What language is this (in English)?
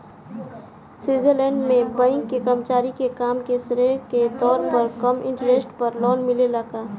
Bhojpuri